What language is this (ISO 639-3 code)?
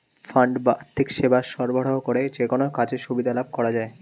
ben